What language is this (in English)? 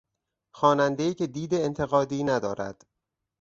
Persian